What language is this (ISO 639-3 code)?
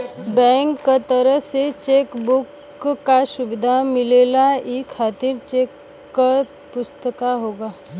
bho